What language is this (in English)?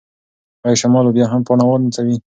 Pashto